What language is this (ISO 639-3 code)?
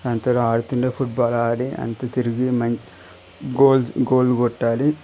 tel